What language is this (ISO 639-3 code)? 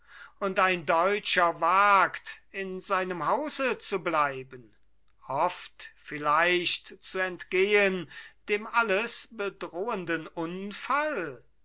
deu